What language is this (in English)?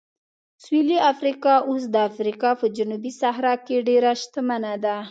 Pashto